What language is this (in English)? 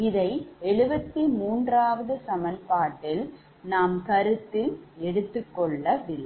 Tamil